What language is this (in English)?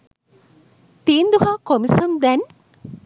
Sinhala